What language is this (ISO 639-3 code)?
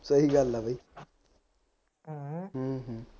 pan